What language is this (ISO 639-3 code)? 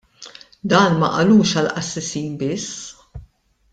mlt